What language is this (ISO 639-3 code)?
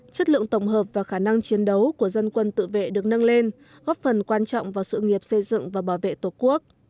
vie